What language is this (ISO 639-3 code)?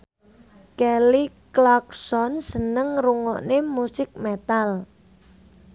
jav